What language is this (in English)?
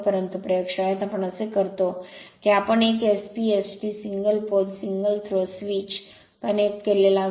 Marathi